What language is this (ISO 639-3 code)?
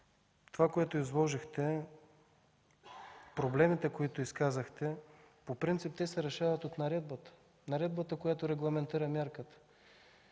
bul